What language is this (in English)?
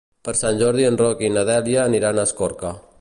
Catalan